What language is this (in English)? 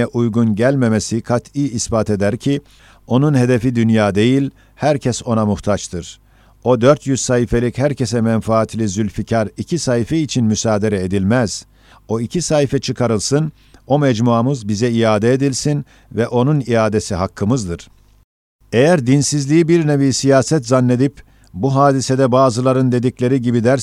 Turkish